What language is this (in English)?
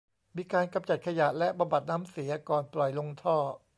Thai